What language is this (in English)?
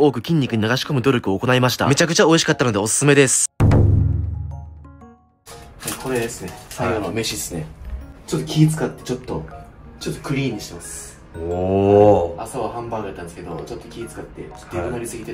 Japanese